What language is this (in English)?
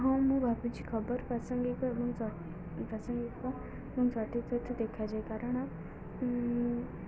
Odia